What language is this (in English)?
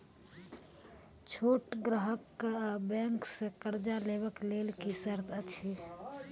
Maithili